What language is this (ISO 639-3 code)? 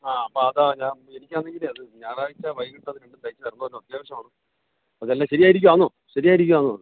mal